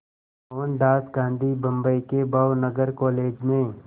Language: Hindi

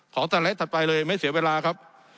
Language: Thai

